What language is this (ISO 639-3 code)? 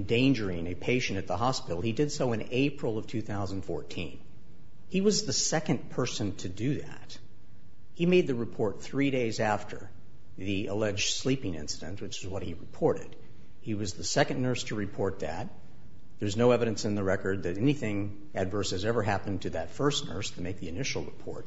eng